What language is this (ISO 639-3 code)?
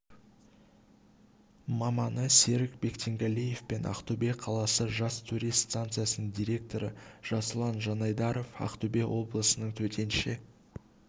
kaz